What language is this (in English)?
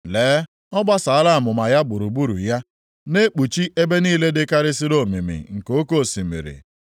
Igbo